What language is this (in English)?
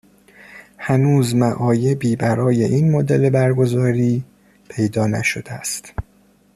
Persian